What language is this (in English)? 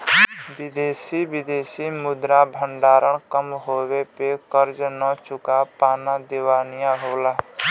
Bhojpuri